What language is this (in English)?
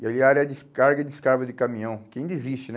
Portuguese